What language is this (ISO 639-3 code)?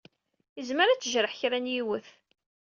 kab